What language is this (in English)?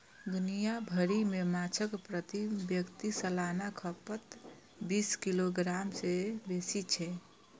Maithili